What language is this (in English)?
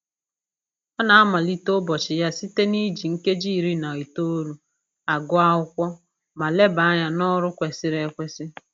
Igbo